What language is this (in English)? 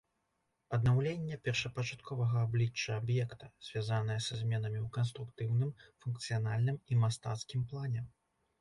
Belarusian